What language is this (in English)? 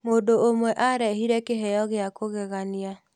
Kikuyu